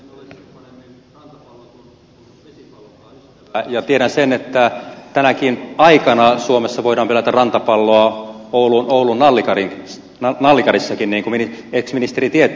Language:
Finnish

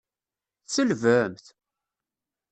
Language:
Kabyle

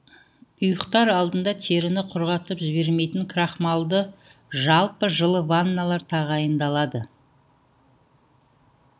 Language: Kazakh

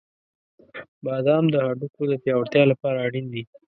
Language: Pashto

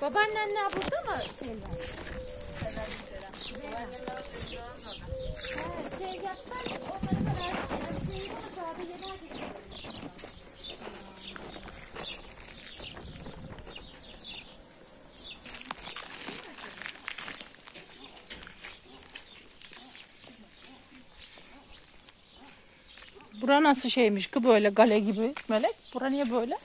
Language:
Turkish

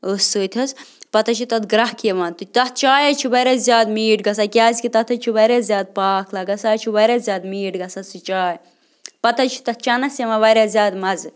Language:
Kashmiri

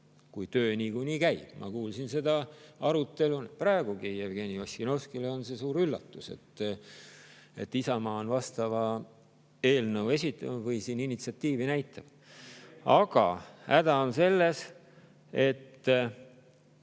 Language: Estonian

